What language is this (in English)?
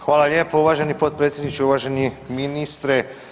Croatian